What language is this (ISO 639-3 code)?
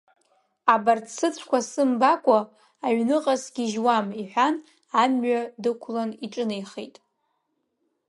abk